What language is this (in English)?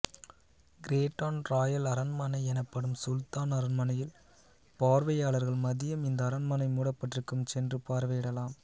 Tamil